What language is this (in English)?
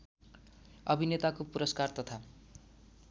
Nepali